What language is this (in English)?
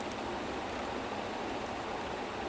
English